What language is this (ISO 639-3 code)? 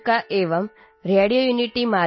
asm